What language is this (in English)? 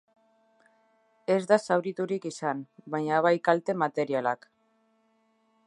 Basque